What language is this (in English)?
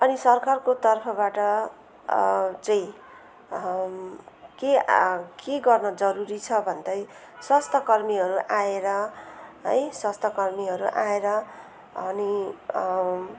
Nepali